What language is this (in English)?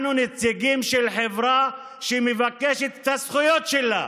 Hebrew